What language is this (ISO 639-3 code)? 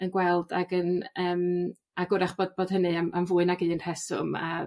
cym